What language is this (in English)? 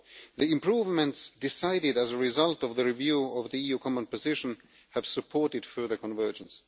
English